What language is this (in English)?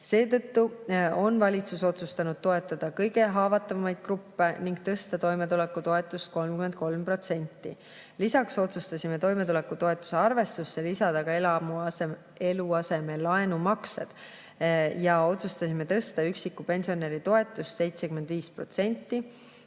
Estonian